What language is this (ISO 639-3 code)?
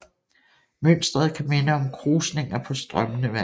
dan